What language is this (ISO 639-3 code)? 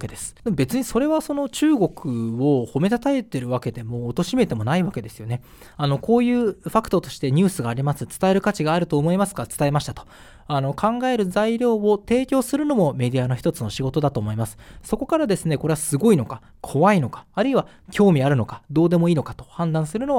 jpn